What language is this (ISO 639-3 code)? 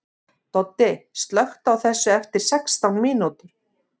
isl